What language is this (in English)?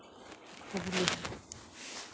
Santali